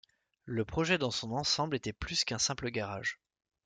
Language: French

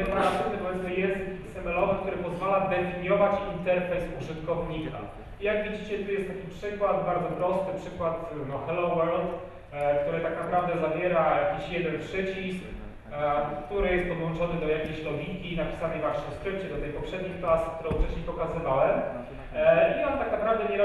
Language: Polish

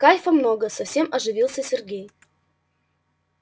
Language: Russian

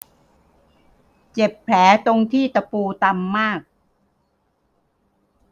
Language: Thai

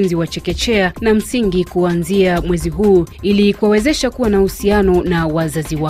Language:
Swahili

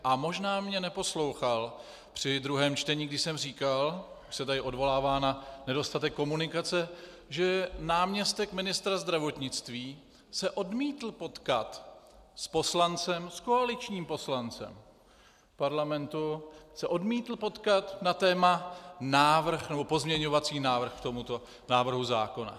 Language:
Czech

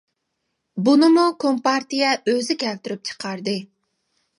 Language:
Uyghur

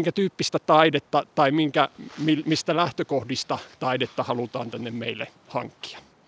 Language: Finnish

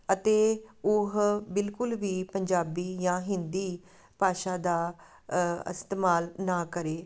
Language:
Punjabi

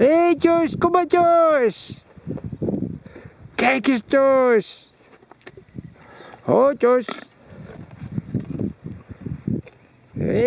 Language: Dutch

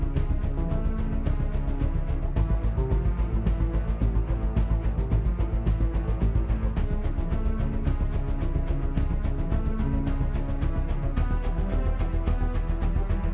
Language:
Indonesian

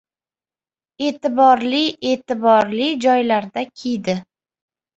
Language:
Uzbek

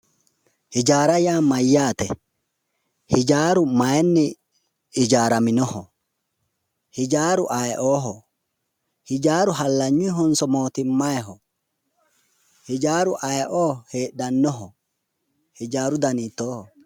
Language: Sidamo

